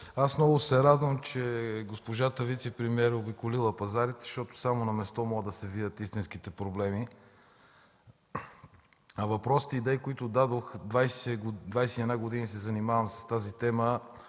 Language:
Bulgarian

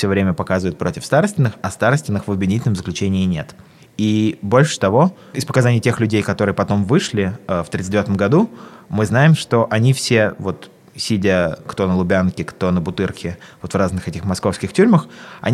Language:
Russian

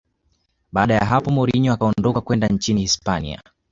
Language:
Swahili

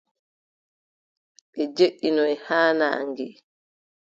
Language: Adamawa Fulfulde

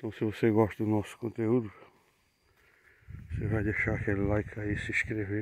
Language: Portuguese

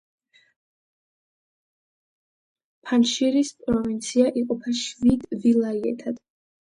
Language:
Georgian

